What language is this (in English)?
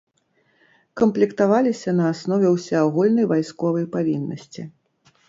Belarusian